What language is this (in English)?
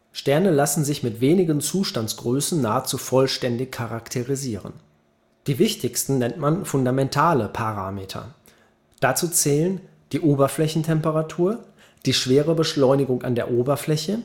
German